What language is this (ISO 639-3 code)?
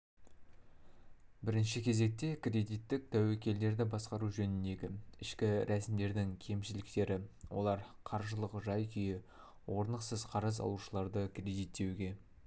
kaz